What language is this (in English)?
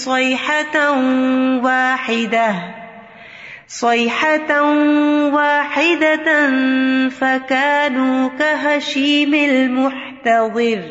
Urdu